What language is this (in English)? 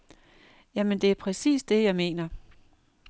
Danish